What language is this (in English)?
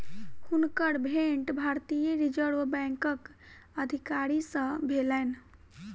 Maithili